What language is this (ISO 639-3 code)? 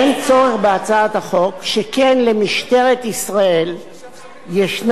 heb